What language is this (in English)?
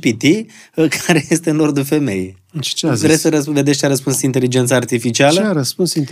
Romanian